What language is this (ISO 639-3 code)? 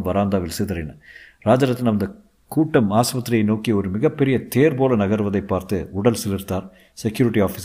tam